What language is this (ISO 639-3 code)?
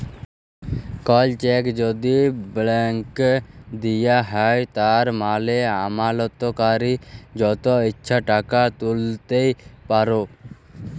ben